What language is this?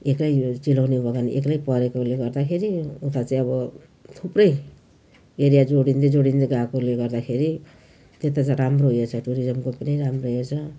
Nepali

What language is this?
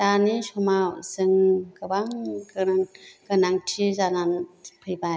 Bodo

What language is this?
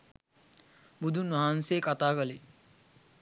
Sinhala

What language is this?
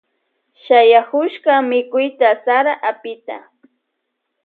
Loja Highland Quichua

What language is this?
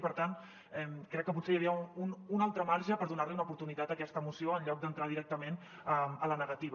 Catalan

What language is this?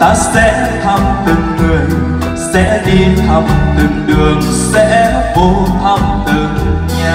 Vietnamese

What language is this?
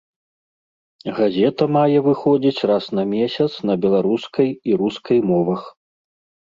Belarusian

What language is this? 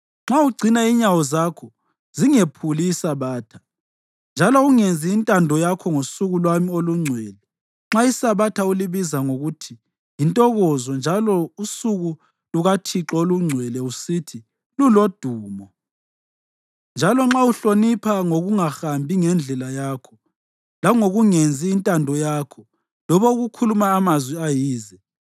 North Ndebele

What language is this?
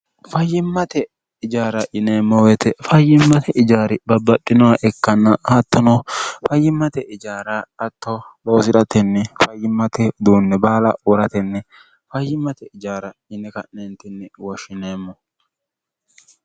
Sidamo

